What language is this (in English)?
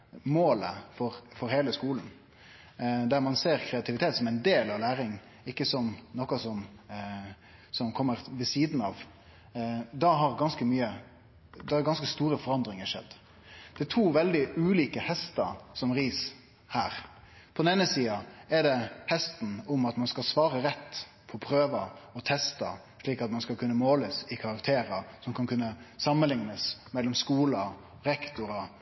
Norwegian Nynorsk